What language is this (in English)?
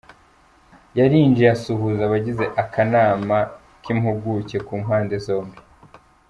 Kinyarwanda